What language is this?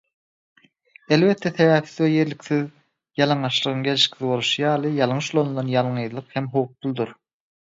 Turkmen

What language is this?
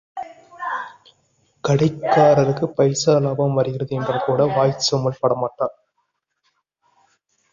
Tamil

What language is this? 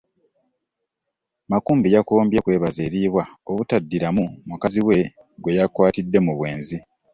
Ganda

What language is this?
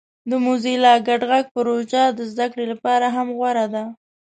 Pashto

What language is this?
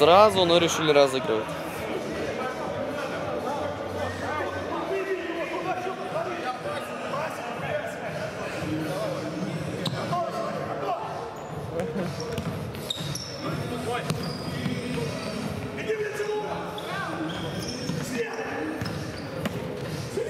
Russian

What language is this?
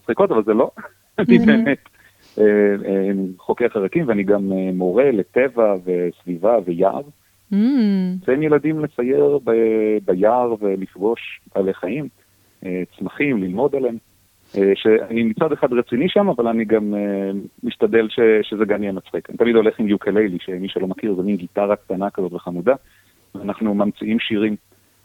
Hebrew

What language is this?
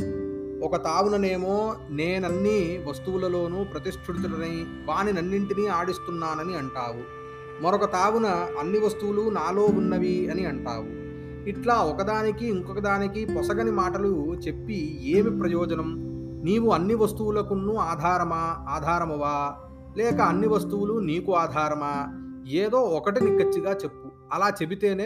Telugu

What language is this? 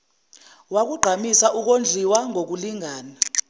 Zulu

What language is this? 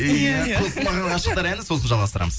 Kazakh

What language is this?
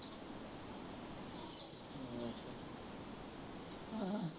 Punjabi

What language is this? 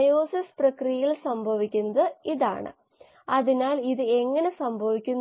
Malayalam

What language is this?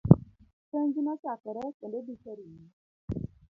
Luo (Kenya and Tanzania)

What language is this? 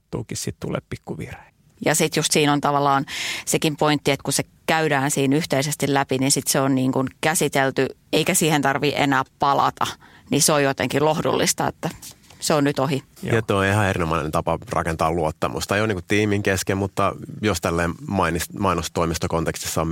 Finnish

